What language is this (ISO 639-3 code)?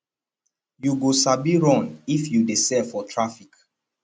pcm